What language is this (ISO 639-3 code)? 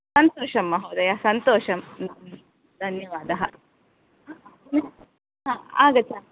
san